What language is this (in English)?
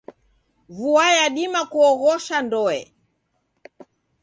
Taita